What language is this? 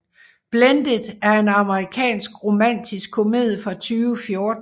Danish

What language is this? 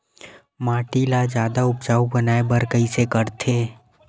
Chhattisgarhi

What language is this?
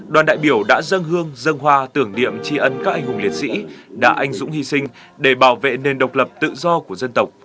Vietnamese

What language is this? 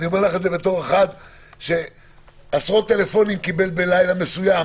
Hebrew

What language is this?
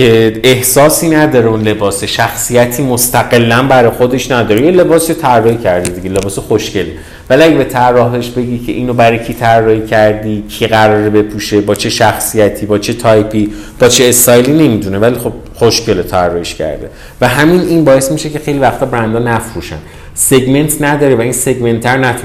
Persian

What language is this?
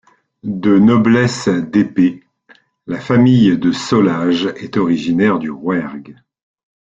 French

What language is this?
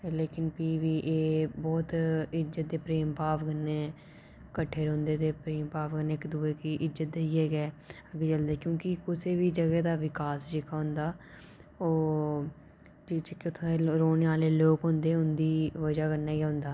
Dogri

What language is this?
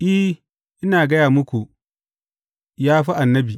Hausa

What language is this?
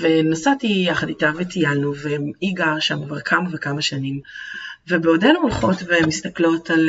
Hebrew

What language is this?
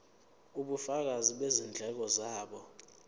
Zulu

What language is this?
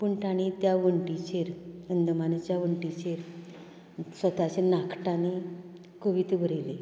Konkani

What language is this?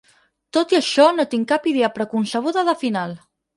Catalan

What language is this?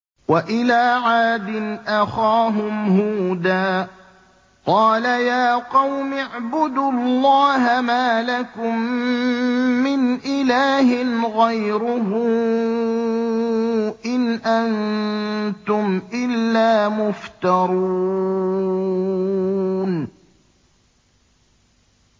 Arabic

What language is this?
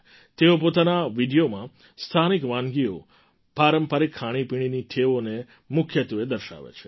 Gujarati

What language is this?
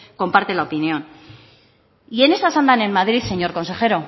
Spanish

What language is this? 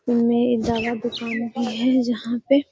Magahi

